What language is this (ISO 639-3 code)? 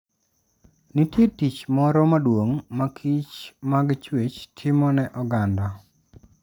luo